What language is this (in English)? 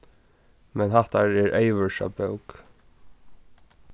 Faroese